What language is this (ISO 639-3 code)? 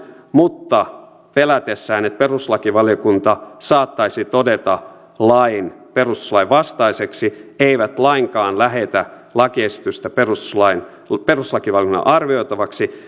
fin